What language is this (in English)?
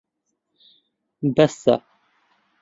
Central Kurdish